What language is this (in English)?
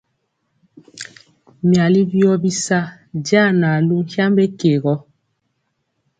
Mpiemo